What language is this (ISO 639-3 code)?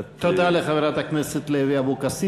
heb